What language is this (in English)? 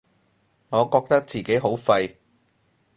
Cantonese